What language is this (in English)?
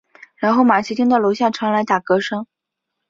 Chinese